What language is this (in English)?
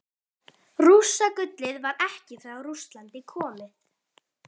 Icelandic